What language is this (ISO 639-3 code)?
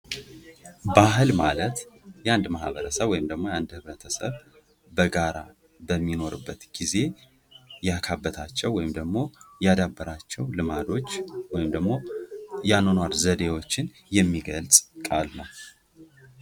amh